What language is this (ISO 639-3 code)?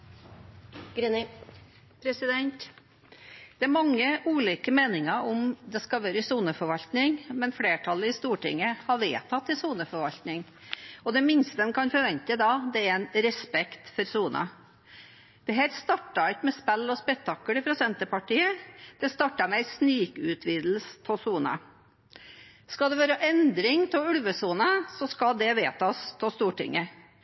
nob